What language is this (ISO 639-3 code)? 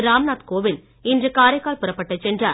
tam